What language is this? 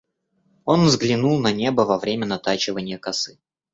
Russian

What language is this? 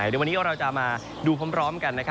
Thai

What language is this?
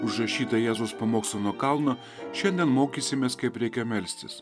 Lithuanian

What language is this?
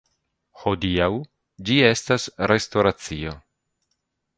Esperanto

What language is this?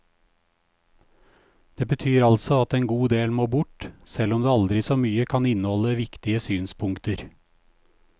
Norwegian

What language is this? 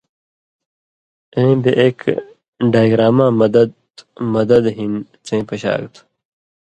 Indus Kohistani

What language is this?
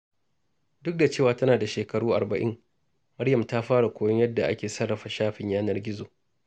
Hausa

